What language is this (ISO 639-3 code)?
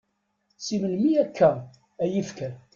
kab